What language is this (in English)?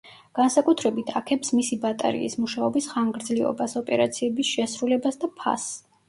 Georgian